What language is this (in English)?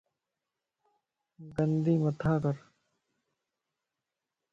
Lasi